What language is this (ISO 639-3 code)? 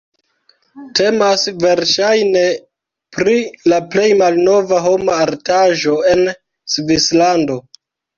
epo